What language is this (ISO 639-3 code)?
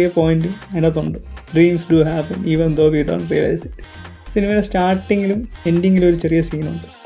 mal